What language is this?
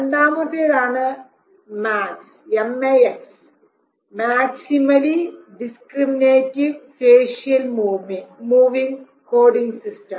Malayalam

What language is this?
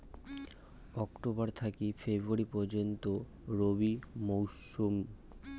Bangla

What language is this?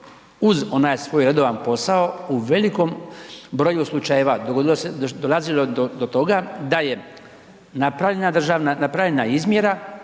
Croatian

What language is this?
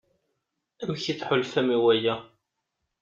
Kabyle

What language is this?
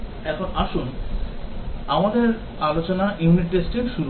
Bangla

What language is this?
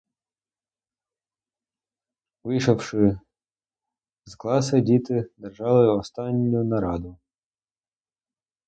Ukrainian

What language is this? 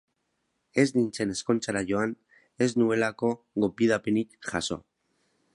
Basque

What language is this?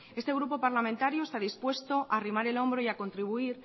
Spanish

